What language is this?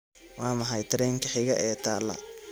Somali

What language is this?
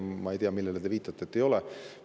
Estonian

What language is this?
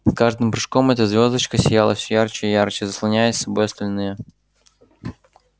Russian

